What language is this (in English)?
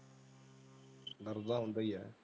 Punjabi